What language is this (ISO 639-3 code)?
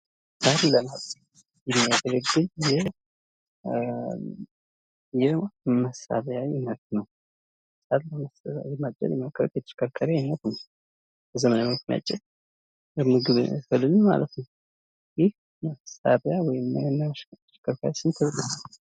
amh